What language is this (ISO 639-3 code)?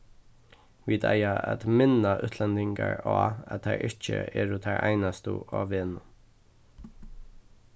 fao